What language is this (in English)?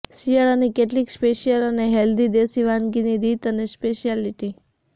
Gujarati